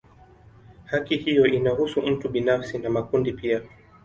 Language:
Swahili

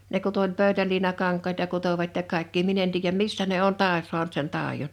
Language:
Finnish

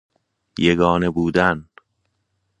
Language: Persian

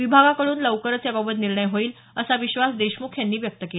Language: Marathi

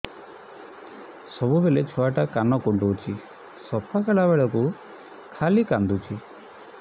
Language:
Odia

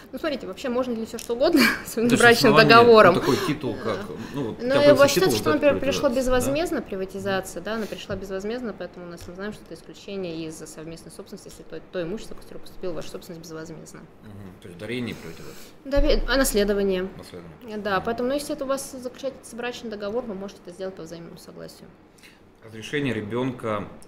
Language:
Russian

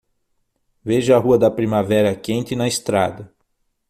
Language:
Portuguese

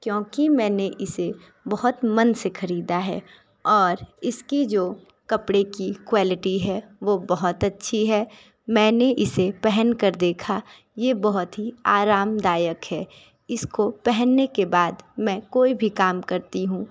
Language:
Hindi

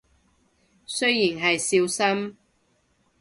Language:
Cantonese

